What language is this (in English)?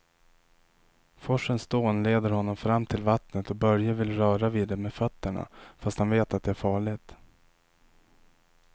Swedish